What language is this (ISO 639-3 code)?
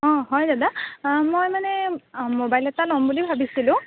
asm